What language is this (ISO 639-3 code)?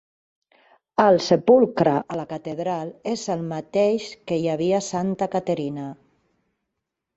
cat